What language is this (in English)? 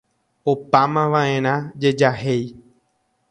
Guarani